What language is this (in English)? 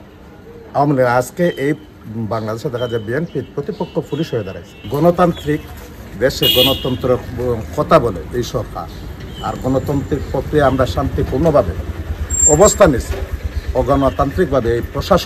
Romanian